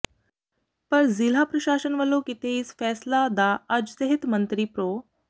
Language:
Punjabi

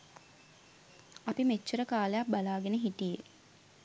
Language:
Sinhala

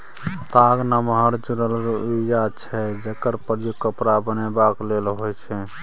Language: Maithili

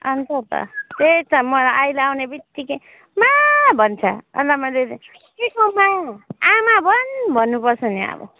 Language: Nepali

